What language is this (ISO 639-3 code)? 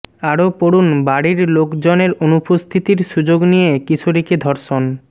ben